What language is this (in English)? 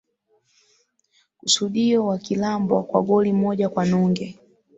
Swahili